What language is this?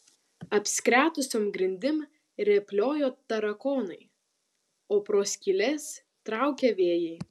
Lithuanian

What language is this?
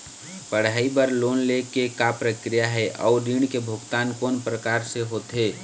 Chhattisgarhi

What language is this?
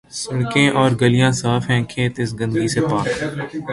Urdu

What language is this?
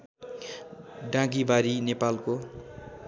Nepali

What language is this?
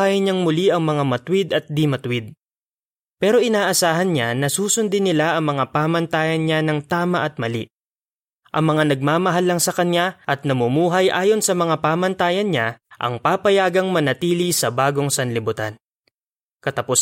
Filipino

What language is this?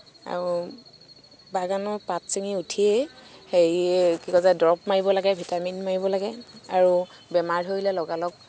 Assamese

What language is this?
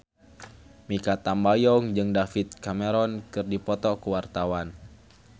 Sundanese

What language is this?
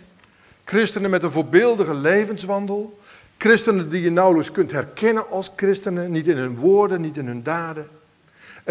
Dutch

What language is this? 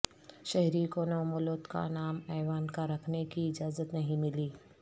Urdu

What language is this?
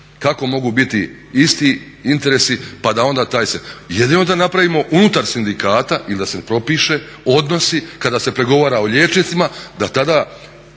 Croatian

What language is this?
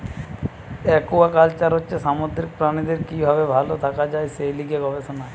Bangla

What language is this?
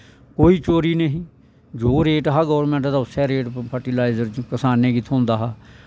Dogri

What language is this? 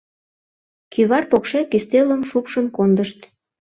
Mari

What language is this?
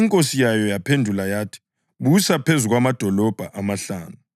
North Ndebele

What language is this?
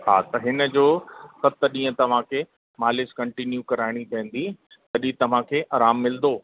Sindhi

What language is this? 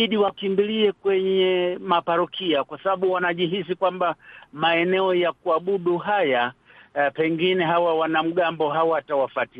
Swahili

